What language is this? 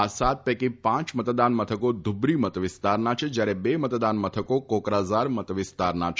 Gujarati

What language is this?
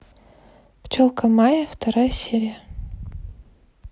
Russian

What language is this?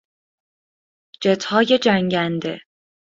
Persian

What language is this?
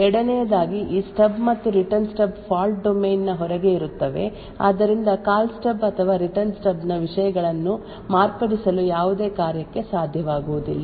Kannada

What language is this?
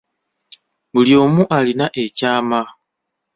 Ganda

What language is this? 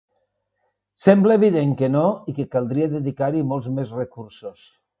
Catalan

